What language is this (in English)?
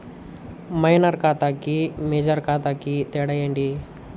Telugu